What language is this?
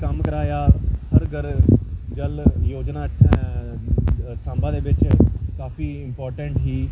Dogri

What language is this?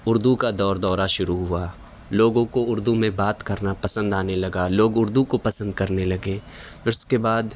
Urdu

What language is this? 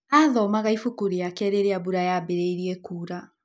Kikuyu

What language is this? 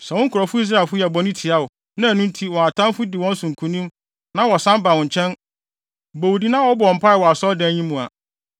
Akan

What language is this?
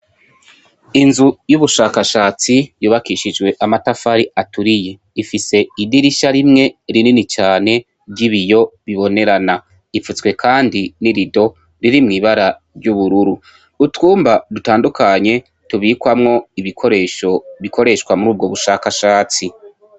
Rundi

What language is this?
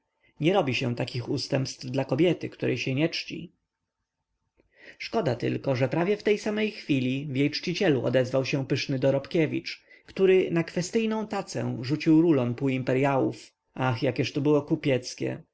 Polish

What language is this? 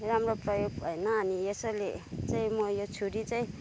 Nepali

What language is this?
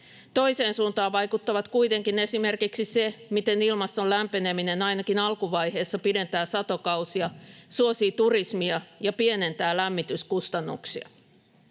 Finnish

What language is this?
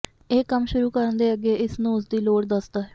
Punjabi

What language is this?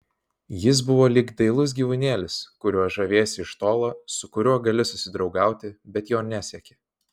Lithuanian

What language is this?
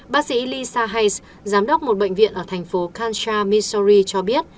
Vietnamese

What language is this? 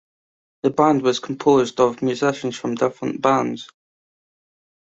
English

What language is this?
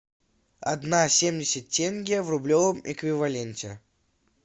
Russian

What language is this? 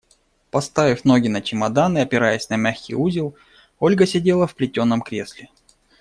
Russian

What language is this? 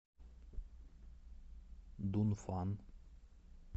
Russian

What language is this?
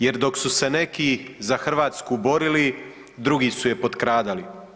Croatian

